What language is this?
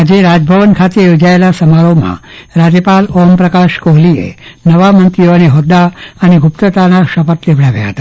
Gujarati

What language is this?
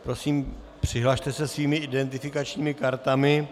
Czech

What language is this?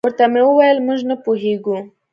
Pashto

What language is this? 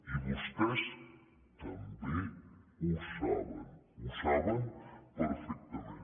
Catalan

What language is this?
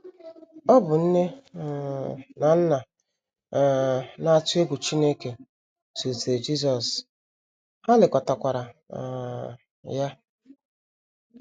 Igbo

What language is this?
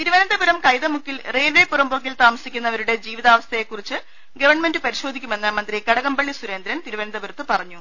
Malayalam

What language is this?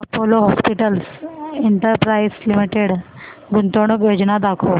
Marathi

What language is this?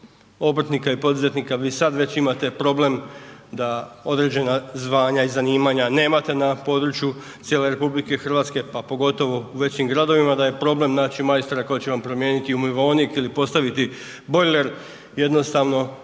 Croatian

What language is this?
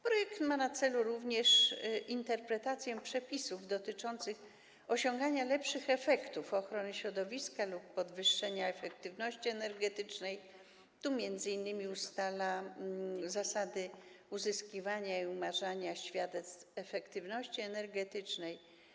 Polish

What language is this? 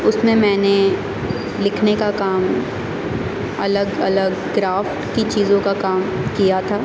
Urdu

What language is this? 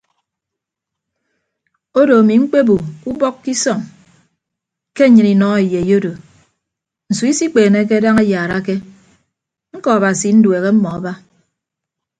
Ibibio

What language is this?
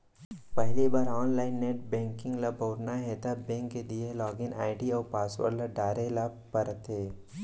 Chhattisgarhi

